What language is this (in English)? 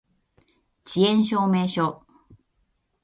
Japanese